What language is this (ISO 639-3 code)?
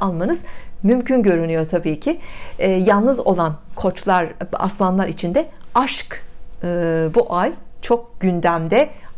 tur